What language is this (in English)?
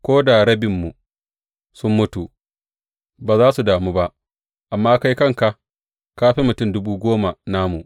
Hausa